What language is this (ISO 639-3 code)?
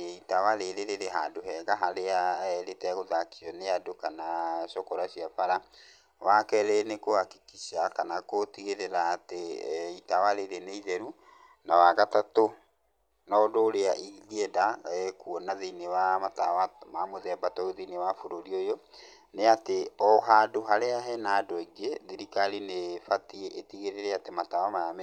kik